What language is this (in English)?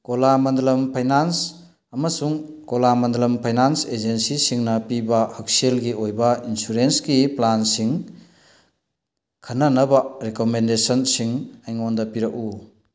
Manipuri